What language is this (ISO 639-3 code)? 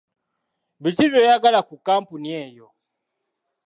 lug